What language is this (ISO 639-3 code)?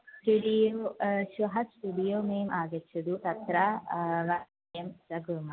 san